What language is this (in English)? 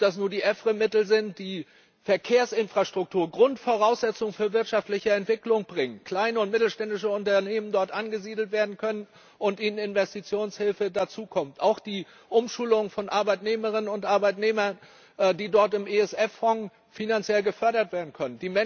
German